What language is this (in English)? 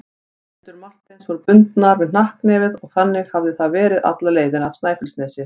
Icelandic